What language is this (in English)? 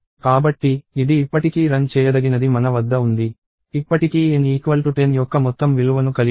Telugu